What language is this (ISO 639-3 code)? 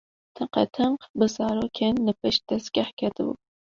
kur